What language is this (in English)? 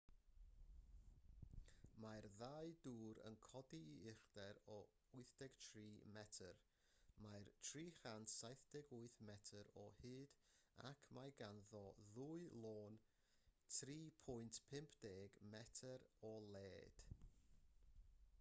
Welsh